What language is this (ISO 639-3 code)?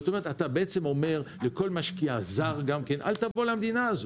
heb